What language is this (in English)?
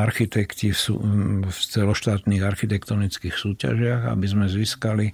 Slovak